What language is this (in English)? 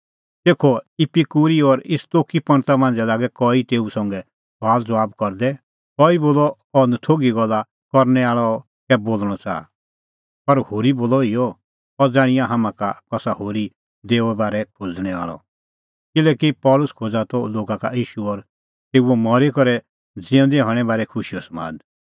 Kullu Pahari